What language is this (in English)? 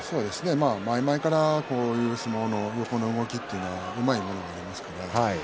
Japanese